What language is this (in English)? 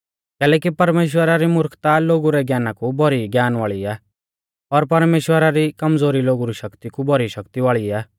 Mahasu Pahari